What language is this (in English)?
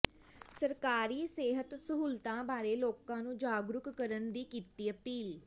Punjabi